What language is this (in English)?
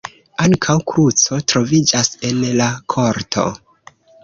Esperanto